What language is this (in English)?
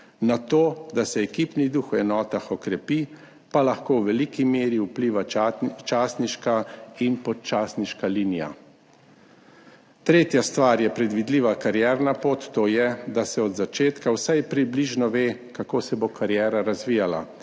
Slovenian